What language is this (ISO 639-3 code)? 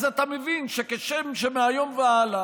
heb